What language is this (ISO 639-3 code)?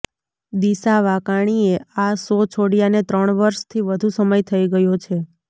guj